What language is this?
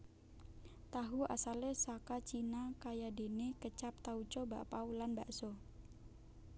Javanese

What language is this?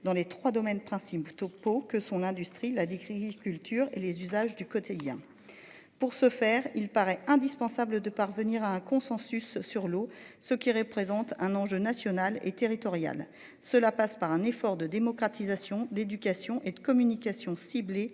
French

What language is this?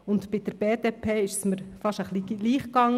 Swiss German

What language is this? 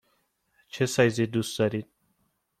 Persian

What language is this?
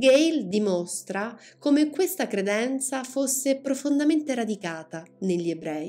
Italian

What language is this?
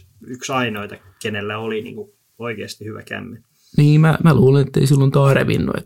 Finnish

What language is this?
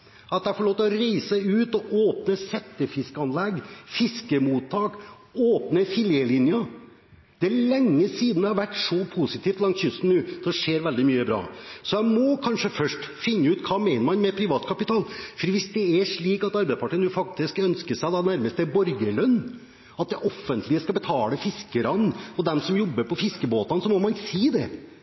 Norwegian Bokmål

